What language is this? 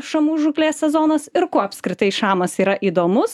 Lithuanian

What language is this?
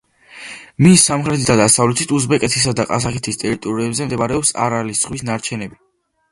Georgian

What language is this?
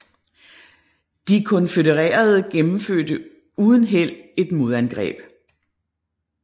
Danish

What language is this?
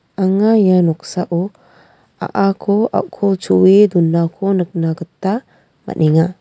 Garo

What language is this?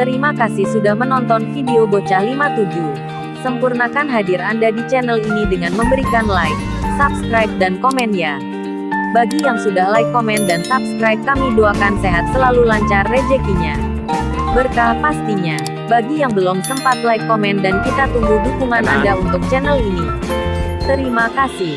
Indonesian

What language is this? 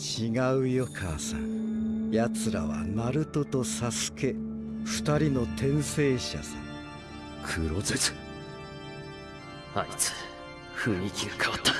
Japanese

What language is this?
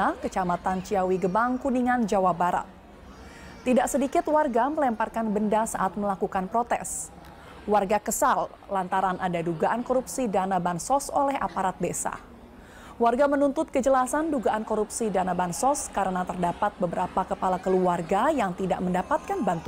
Indonesian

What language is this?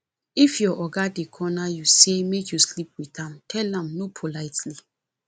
Nigerian Pidgin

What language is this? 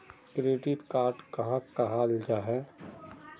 Magahi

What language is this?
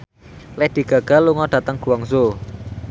Javanese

